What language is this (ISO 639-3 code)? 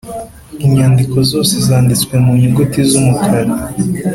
kin